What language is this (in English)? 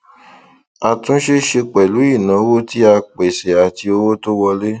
Yoruba